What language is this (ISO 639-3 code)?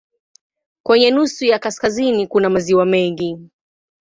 swa